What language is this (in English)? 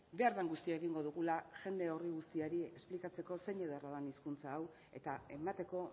Basque